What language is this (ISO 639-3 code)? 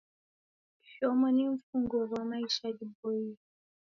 dav